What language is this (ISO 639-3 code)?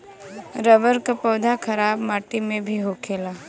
bho